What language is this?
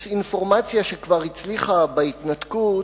Hebrew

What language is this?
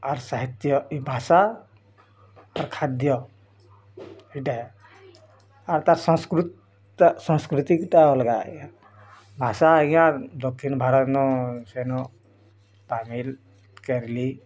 Odia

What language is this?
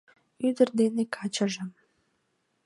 Mari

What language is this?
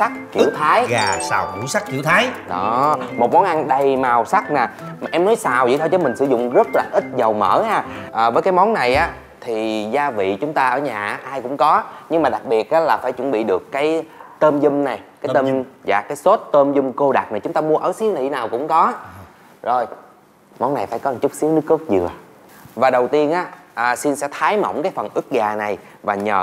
Vietnamese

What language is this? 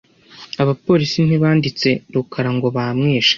Kinyarwanda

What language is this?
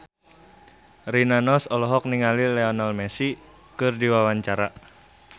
Sundanese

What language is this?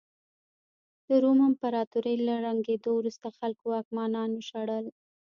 Pashto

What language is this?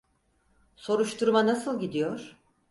Turkish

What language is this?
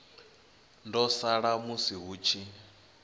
Venda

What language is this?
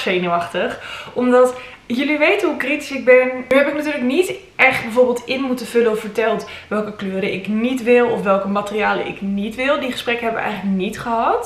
Dutch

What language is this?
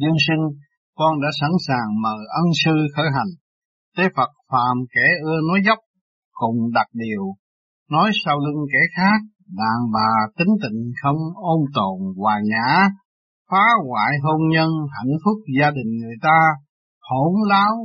Vietnamese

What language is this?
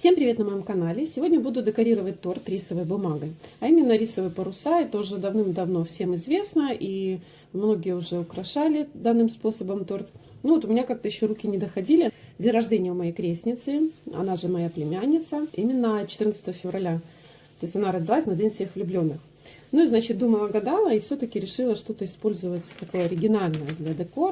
Russian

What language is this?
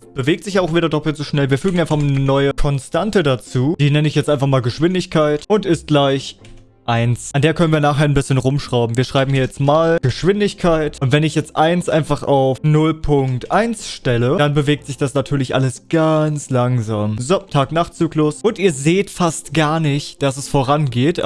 German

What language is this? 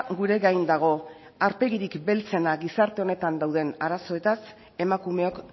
Basque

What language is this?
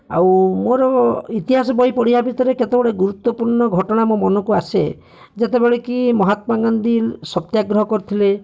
Odia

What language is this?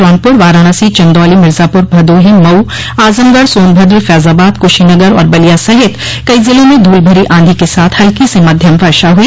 Hindi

